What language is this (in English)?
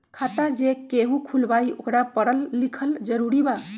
Magahi